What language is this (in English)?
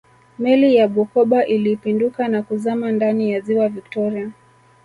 Swahili